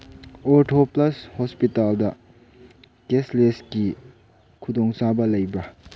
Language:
Manipuri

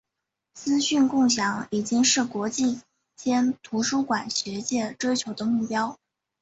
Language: Chinese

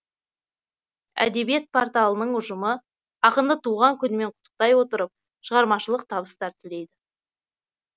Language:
Kazakh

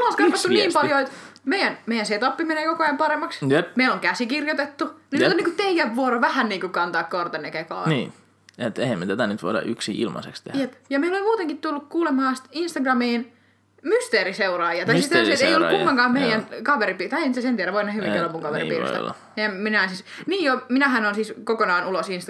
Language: Finnish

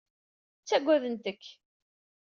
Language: Kabyle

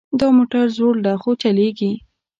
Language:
Pashto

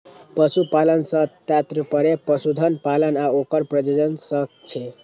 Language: Maithili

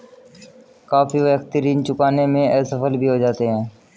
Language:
Hindi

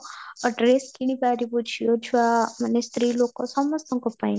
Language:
Odia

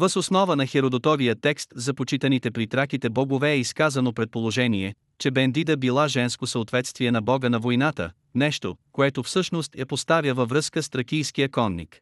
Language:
Bulgarian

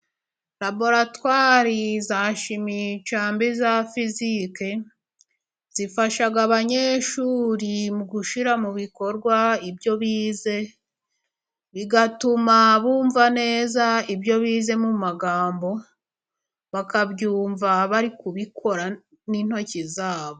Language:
Kinyarwanda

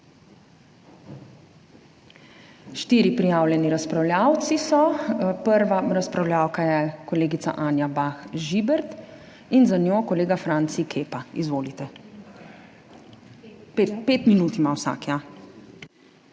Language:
Slovenian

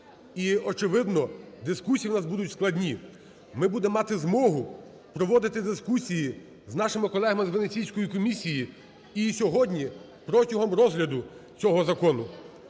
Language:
Ukrainian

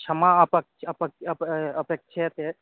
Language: Sanskrit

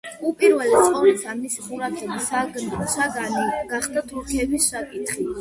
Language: Georgian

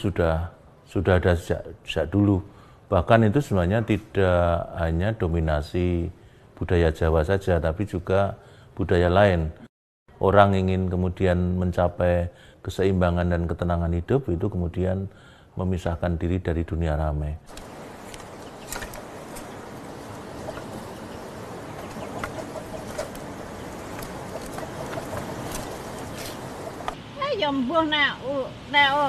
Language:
Indonesian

